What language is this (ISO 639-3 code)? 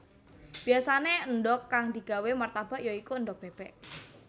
jav